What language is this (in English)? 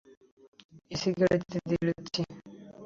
Bangla